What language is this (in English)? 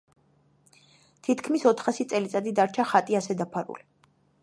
Georgian